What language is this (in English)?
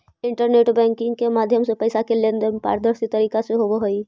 Magahi